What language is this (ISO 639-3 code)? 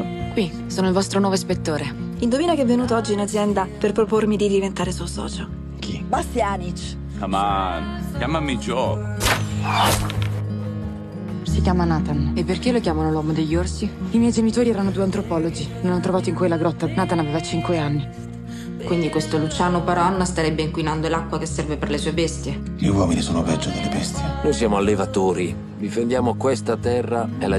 ita